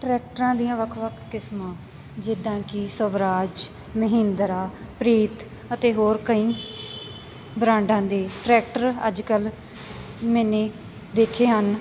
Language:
Punjabi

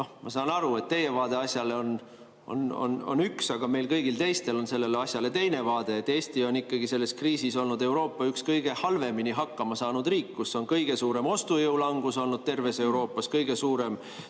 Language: Estonian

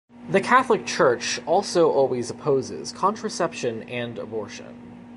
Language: English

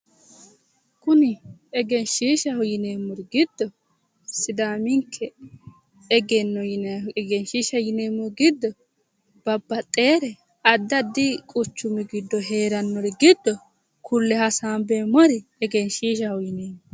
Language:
Sidamo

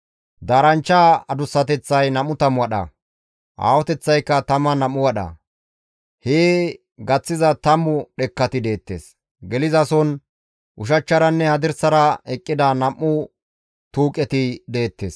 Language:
Gamo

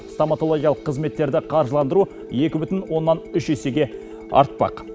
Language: Kazakh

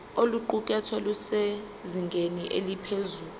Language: Zulu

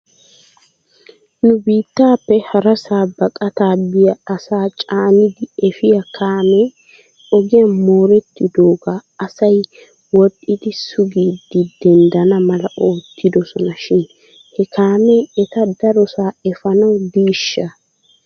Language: Wolaytta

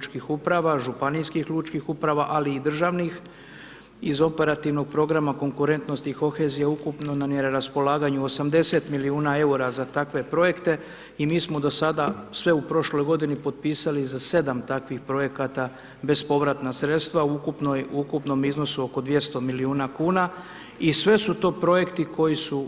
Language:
Croatian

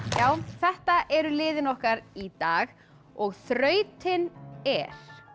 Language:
Icelandic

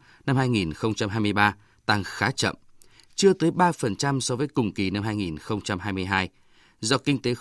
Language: Vietnamese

